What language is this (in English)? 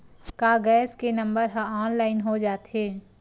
Chhattisgarhi